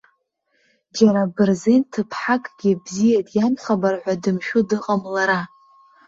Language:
Abkhazian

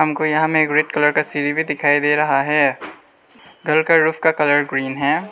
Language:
Hindi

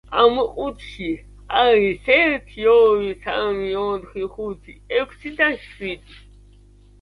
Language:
Georgian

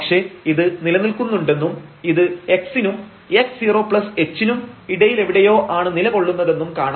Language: Malayalam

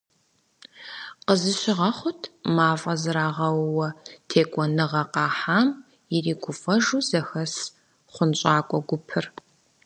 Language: Kabardian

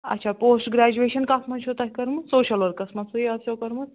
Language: Kashmiri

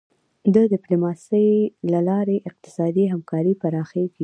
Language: Pashto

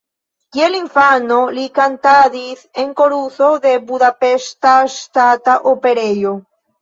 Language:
Esperanto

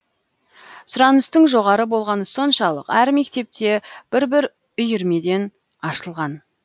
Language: Kazakh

